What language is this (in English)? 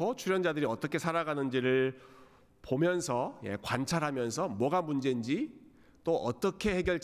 Korean